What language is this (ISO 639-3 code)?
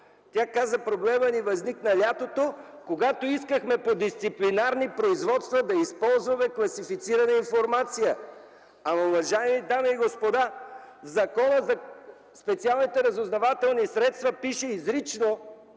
bul